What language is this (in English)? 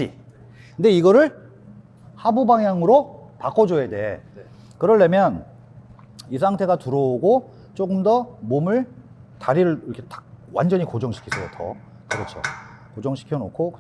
Korean